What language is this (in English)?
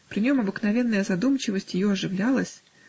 Russian